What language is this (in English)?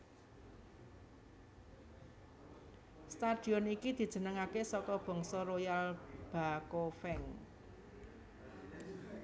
Javanese